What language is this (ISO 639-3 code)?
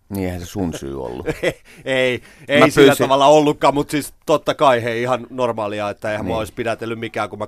fin